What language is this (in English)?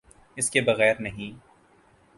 Urdu